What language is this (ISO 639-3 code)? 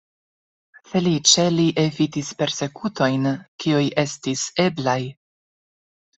epo